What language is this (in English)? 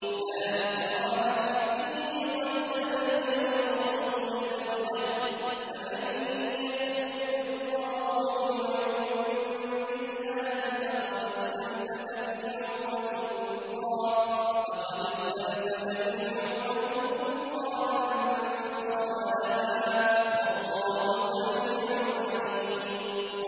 Arabic